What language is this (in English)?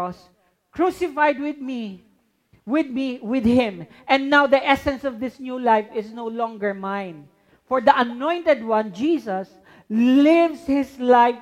Filipino